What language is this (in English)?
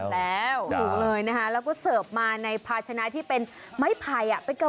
Thai